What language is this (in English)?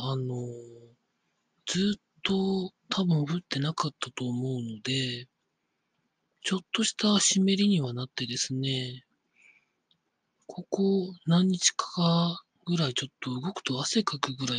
Japanese